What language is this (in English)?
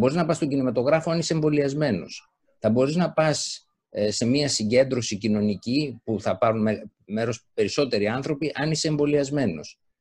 Greek